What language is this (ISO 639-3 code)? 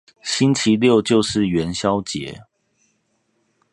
zho